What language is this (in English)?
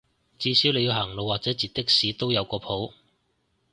Cantonese